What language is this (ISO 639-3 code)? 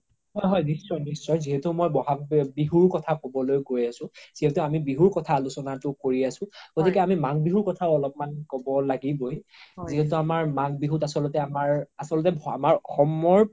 asm